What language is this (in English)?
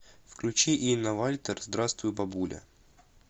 Russian